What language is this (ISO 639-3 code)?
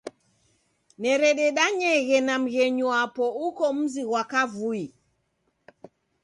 dav